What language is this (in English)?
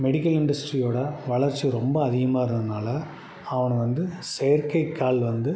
Tamil